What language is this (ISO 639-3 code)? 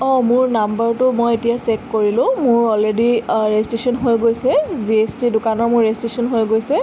asm